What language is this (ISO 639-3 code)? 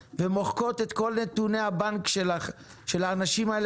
heb